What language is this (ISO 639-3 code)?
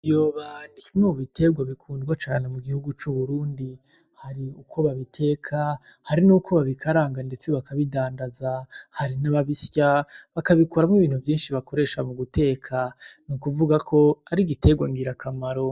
run